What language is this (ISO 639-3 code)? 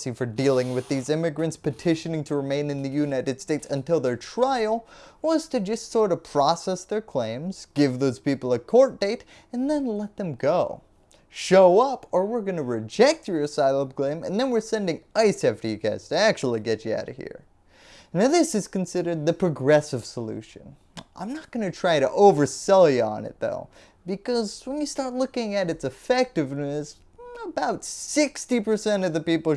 eng